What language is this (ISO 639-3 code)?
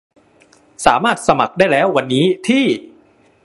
tha